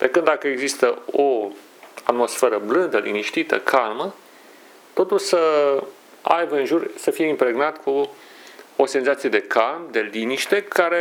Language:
Romanian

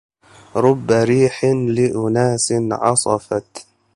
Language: Arabic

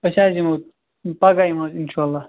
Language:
Kashmiri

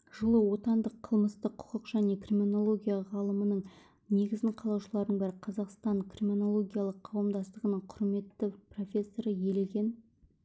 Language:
Kazakh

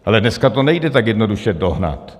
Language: Czech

